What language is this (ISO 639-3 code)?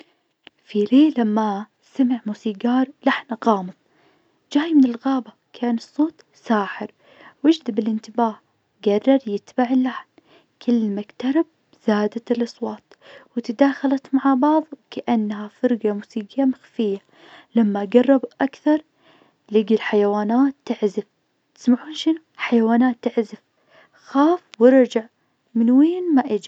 ars